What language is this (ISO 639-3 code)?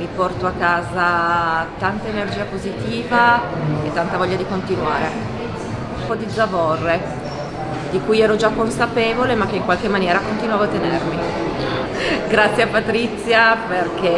ita